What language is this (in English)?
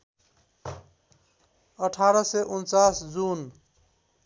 Nepali